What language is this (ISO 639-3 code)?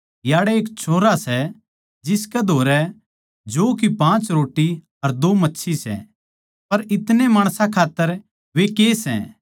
bgc